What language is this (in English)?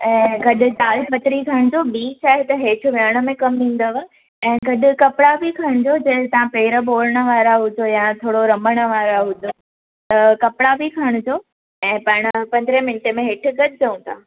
Sindhi